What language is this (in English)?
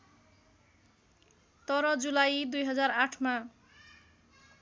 Nepali